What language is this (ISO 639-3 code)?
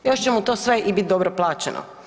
hrv